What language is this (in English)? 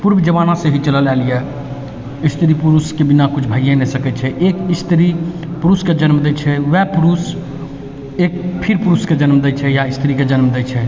Maithili